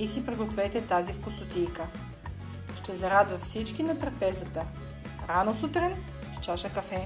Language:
Bulgarian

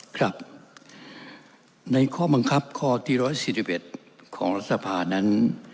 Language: Thai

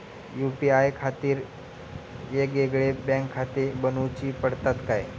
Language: Marathi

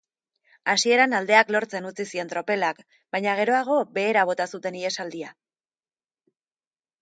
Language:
Basque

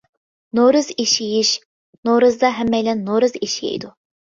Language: Uyghur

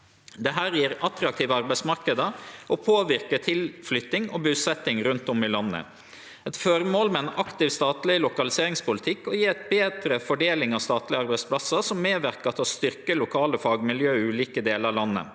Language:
Norwegian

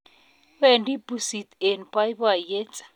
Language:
Kalenjin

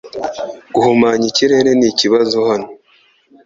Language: Kinyarwanda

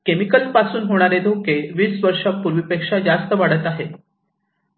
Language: Marathi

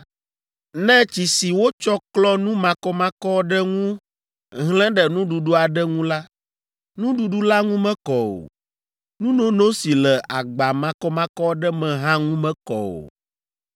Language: Ewe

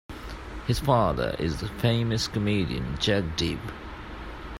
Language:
English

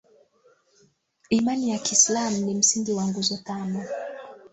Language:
Swahili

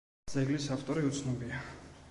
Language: Georgian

